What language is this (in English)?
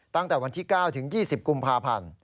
Thai